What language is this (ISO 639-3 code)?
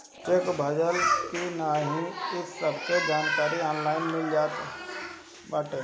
bho